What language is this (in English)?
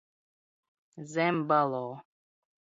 Latvian